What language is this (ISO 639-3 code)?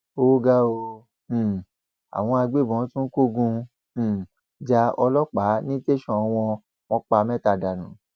yor